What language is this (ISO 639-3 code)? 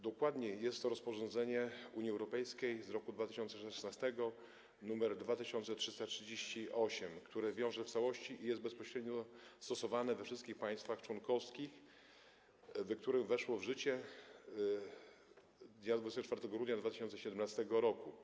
pol